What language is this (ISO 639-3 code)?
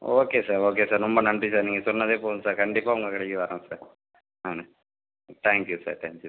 tam